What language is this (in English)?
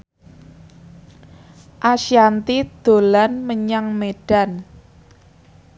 Javanese